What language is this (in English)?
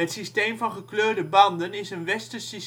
Dutch